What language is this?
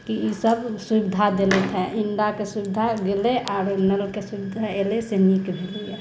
Maithili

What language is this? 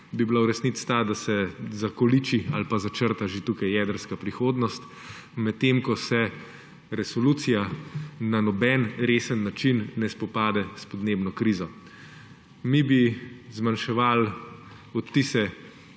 Slovenian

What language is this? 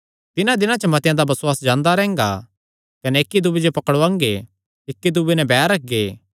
Kangri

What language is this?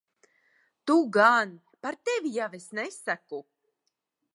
Latvian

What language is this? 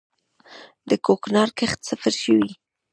Pashto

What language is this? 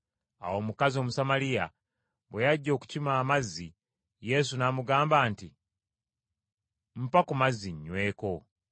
Ganda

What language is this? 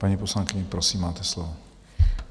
Czech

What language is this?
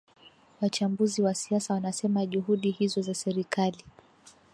Swahili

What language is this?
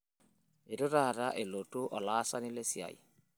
Masai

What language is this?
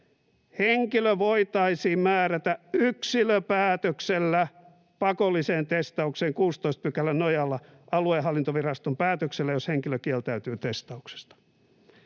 Finnish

